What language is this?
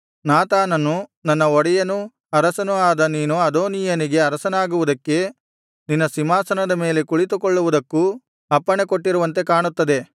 Kannada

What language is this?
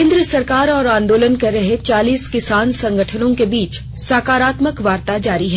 Hindi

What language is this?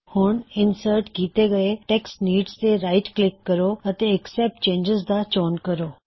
Punjabi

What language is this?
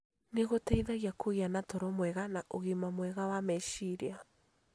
Kikuyu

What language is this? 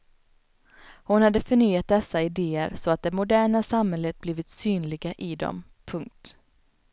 Swedish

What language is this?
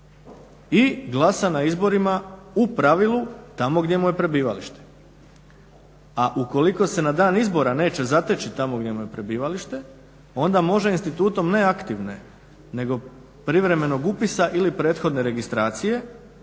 Croatian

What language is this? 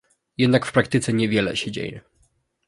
Polish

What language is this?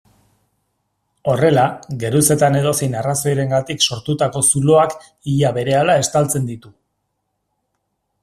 Basque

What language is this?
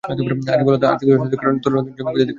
Bangla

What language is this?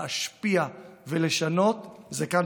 Hebrew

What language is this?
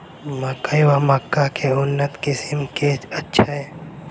Maithili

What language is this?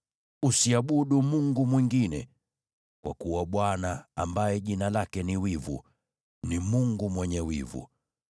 Swahili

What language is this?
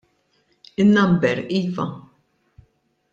Maltese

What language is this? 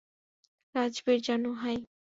Bangla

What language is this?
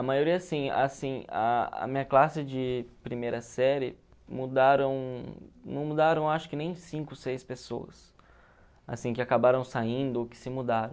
Portuguese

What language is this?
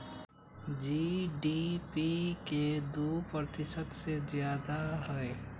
Magahi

